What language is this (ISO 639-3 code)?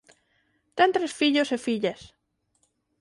glg